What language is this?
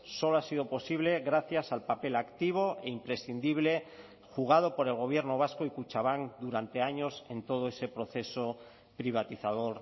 Spanish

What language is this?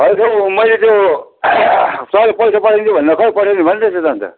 Nepali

